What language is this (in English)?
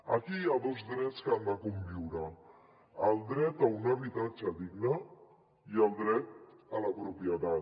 Catalan